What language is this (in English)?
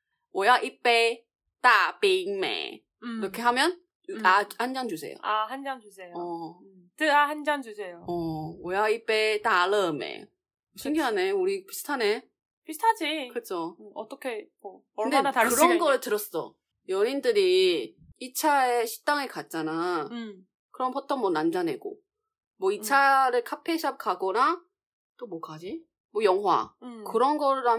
Korean